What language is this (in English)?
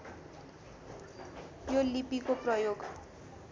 Nepali